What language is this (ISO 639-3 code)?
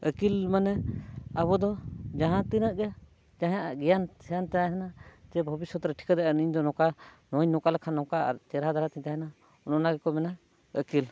sat